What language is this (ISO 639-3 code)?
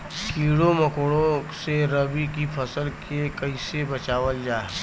bho